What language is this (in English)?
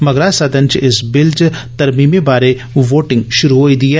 Dogri